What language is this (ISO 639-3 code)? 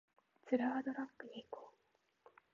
jpn